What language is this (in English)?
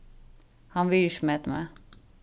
Faroese